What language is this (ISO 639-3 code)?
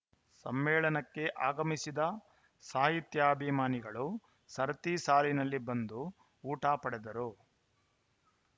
kan